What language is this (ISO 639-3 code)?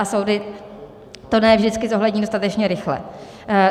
ces